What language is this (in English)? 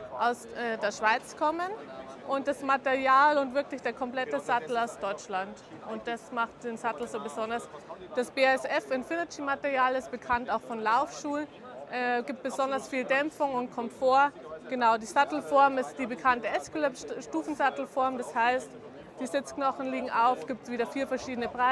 German